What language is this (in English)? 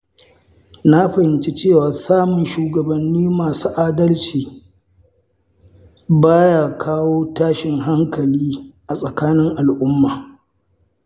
Hausa